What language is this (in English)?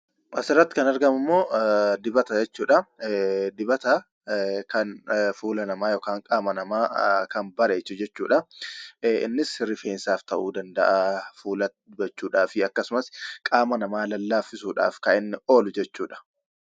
Oromo